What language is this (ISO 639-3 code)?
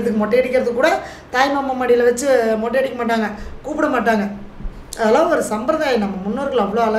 tam